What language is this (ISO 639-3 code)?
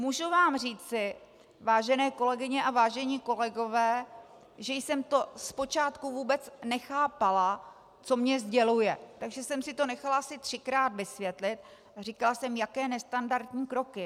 ces